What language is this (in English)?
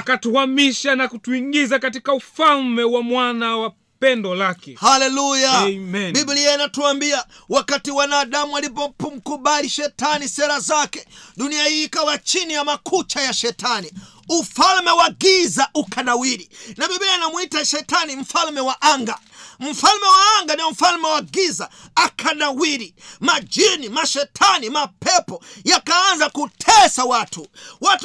Swahili